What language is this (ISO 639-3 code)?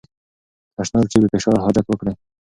pus